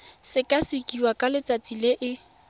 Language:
Tswana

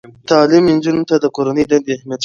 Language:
Pashto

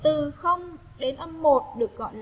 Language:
Vietnamese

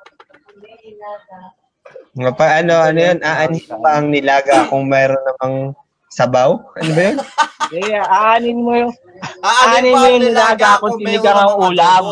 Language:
Filipino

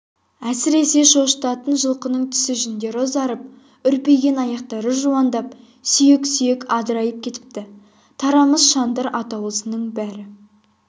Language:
Kazakh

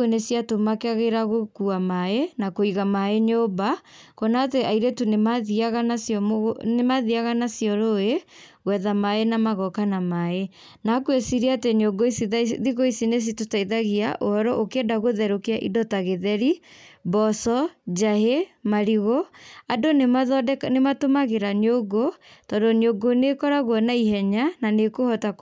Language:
Kikuyu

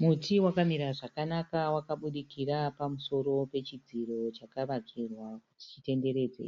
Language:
Shona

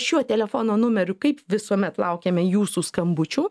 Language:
Lithuanian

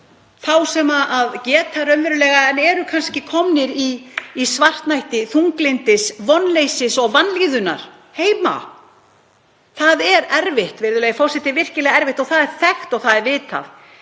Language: Icelandic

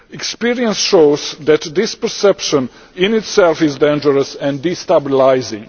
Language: English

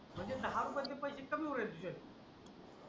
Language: Marathi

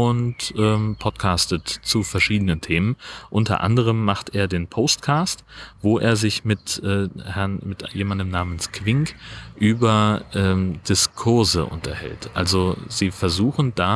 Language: German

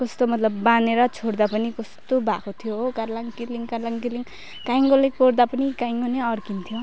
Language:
Nepali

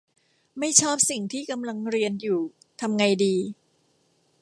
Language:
Thai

